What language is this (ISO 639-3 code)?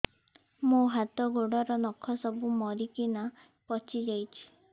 ori